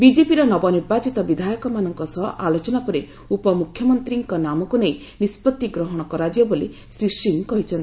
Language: Odia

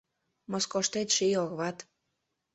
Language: Mari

